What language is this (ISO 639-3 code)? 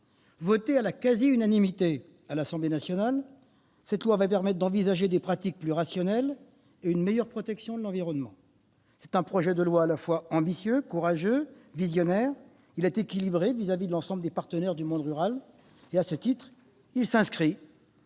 fra